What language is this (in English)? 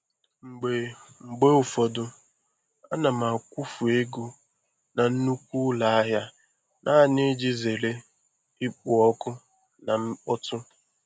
Igbo